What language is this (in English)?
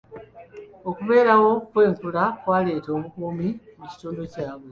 Ganda